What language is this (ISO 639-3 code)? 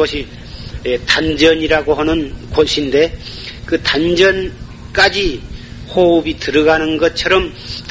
kor